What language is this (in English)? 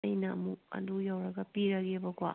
Manipuri